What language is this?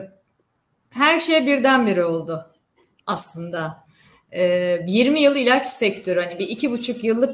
Turkish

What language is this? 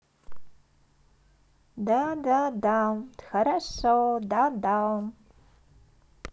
Russian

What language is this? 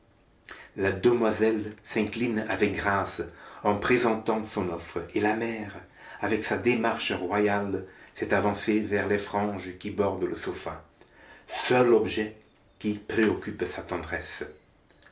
French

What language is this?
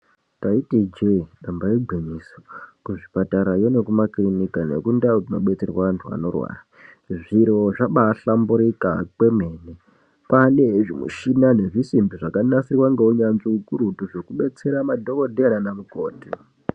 Ndau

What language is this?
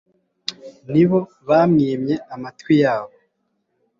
Kinyarwanda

